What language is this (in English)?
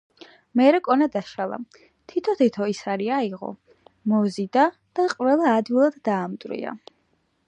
Georgian